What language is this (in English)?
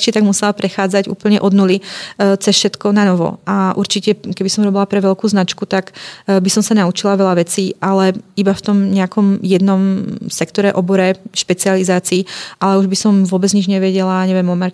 Czech